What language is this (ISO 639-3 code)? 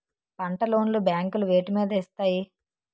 tel